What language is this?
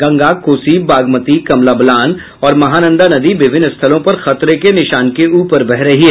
Hindi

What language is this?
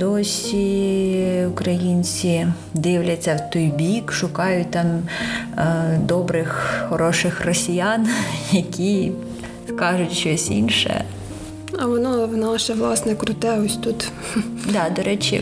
Ukrainian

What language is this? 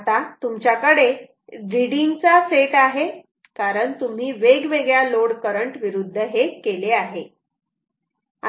Marathi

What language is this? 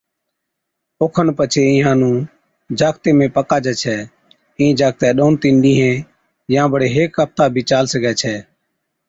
Od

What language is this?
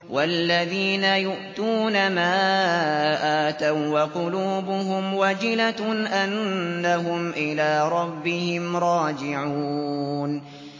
Arabic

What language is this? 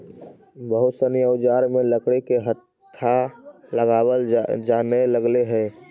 Magahi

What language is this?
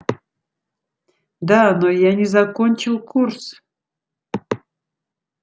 Russian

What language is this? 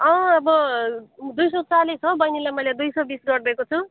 Nepali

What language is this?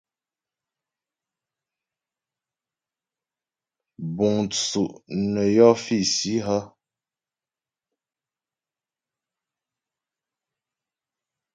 Ghomala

